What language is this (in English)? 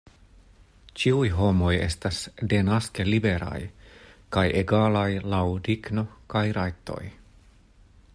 Esperanto